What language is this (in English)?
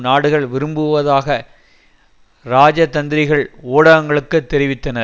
Tamil